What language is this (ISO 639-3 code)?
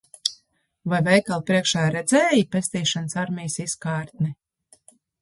lav